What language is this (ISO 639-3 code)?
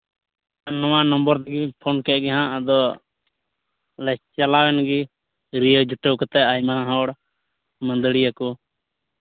sat